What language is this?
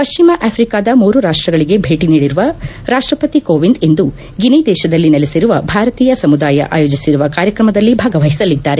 Kannada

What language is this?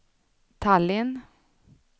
Swedish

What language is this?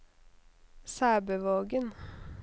Norwegian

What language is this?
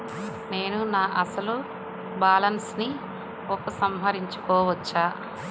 Telugu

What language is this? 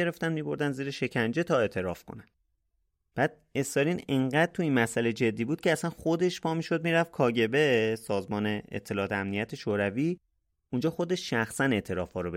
Persian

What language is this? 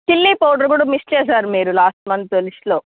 Telugu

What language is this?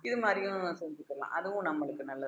Tamil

